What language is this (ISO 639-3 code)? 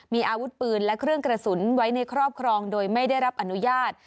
tha